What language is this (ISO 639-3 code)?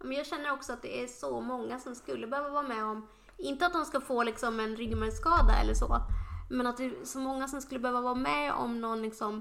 swe